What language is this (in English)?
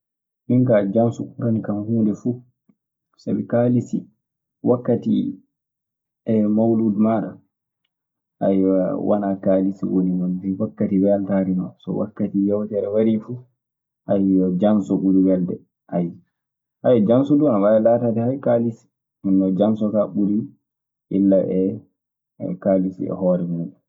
Maasina Fulfulde